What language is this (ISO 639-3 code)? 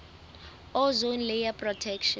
sot